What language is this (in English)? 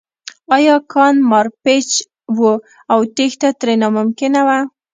Pashto